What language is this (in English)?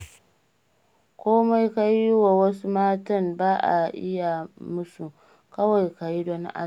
Hausa